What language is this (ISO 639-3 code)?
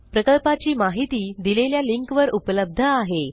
mar